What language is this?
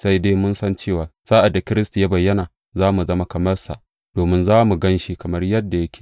Hausa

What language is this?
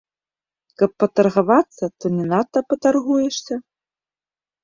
Belarusian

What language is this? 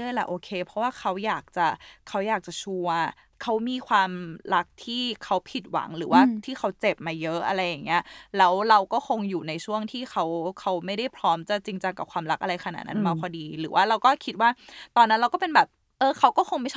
Thai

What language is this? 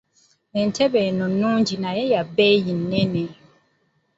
Ganda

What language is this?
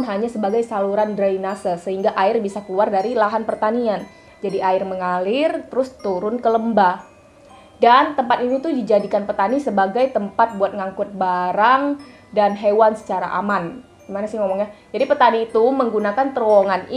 Indonesian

